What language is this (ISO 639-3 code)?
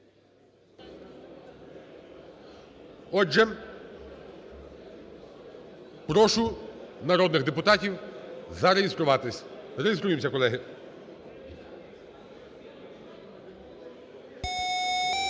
ukr